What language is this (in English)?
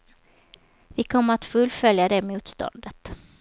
Swedish